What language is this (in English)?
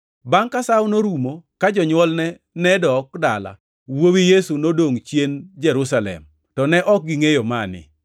Luo (Kenya and Tanzania)